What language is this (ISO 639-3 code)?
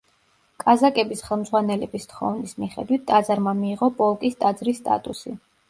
kat